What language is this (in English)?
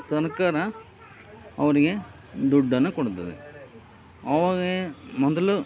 Kannada